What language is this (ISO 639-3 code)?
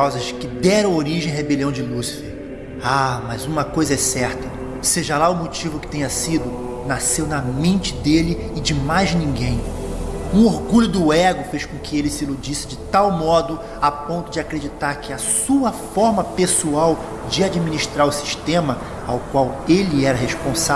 por